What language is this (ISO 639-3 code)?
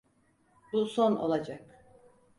tur